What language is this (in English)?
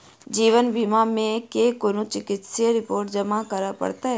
Maithili